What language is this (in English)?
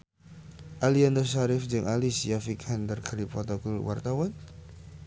Sundanese